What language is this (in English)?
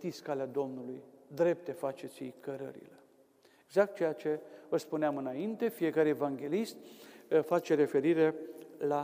Romanian